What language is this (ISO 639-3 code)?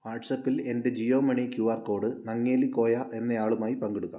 mal